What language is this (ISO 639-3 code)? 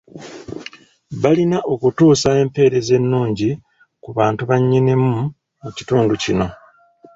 lug